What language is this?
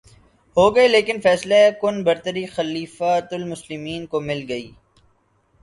Urdu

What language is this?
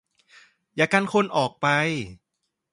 Thai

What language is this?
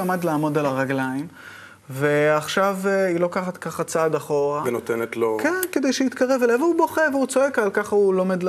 Hebrew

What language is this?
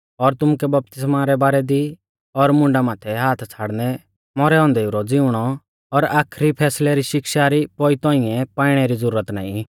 Mahasu Pahari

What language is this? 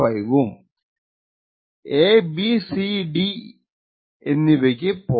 Malayalam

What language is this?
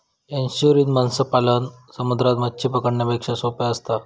Marathi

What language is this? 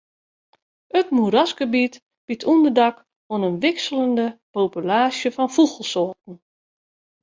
Western Frisian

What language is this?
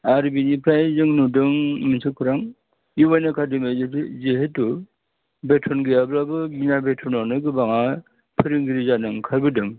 Bodo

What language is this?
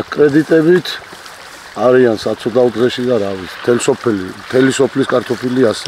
Romanian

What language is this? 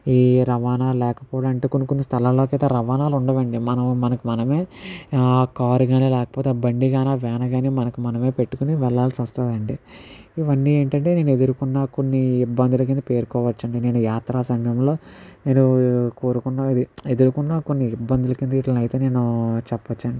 Telugu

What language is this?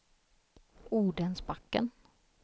Swedish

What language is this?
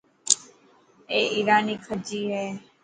Dhatki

